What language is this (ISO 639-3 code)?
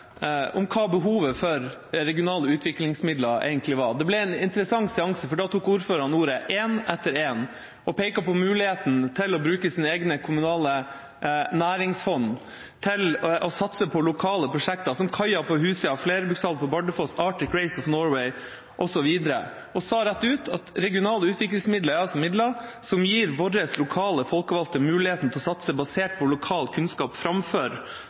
nob